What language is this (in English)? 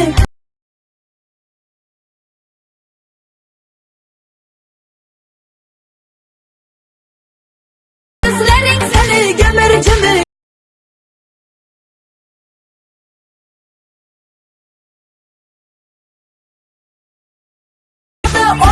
Turkish